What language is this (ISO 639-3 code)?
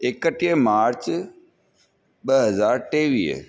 snd